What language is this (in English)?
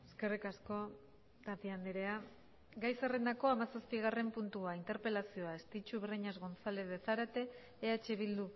Basque